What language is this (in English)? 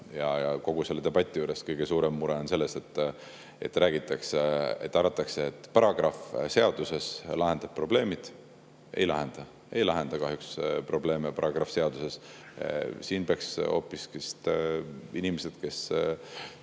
Estonian